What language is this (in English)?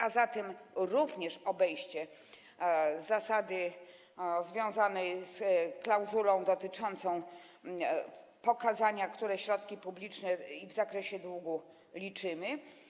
Polish